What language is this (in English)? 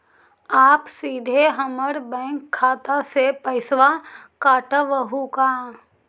Magahi